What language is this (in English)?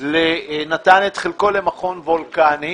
Hebrew